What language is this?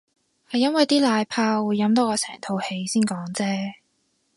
Cantonese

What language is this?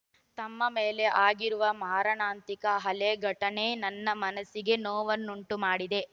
Kannada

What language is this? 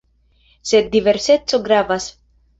Esperanto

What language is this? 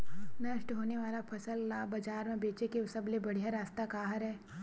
Chhattisgarhi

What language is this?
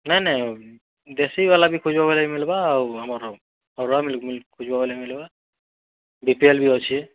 Odia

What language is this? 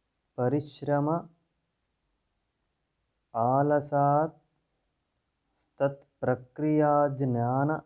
Sanskrit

